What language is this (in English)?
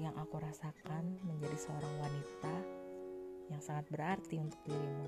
Indonesian